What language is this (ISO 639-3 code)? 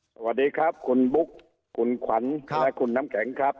tha